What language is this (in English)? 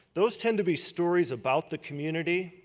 English